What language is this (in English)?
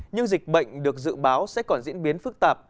Vietnamese